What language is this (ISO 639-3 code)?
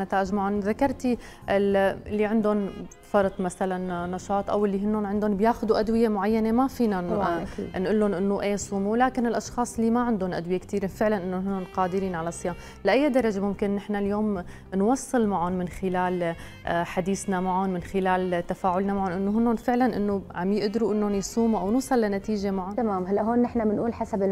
ara